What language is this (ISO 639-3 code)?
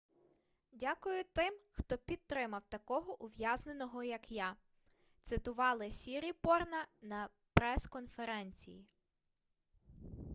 ukr